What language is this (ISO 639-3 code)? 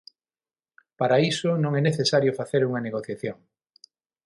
glg